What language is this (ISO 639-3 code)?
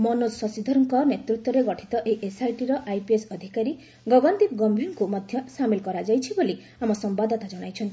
ori